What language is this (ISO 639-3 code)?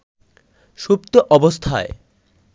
ben